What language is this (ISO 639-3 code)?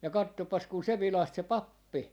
fin